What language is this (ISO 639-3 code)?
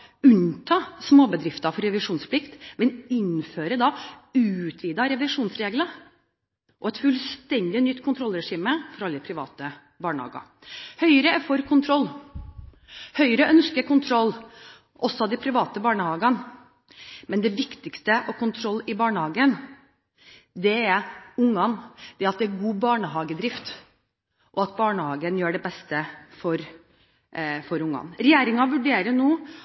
nob